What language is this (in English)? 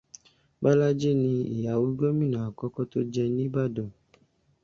Yoruba